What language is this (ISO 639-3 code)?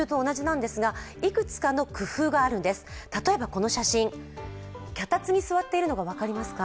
jpn